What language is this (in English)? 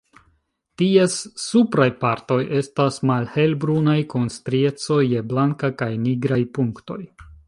Esperanto